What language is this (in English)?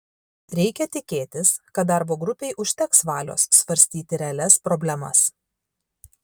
Lithuanian